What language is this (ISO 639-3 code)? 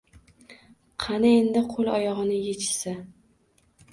uzb